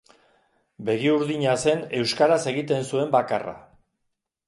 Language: Basque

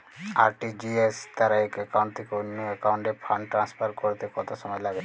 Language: Bangla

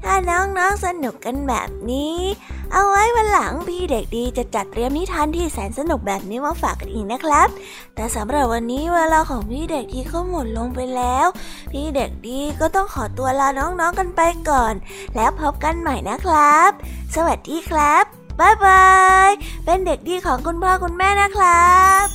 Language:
Thai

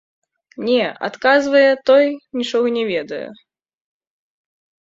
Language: Belarusian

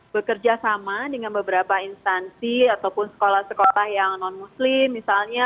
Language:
Indonesian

